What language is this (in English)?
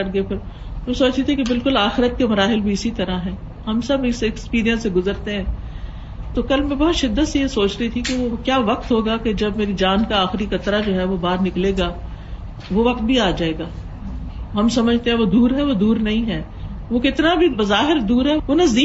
Urdu